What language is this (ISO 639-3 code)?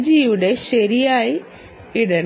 mal